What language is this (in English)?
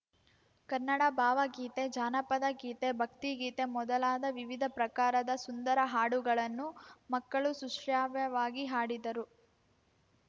Kannada